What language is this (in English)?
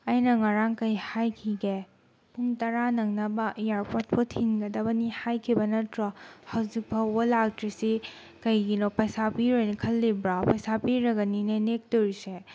Manipuri